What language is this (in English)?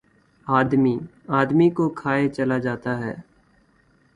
Urdu